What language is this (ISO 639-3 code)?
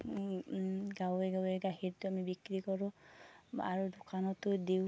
asm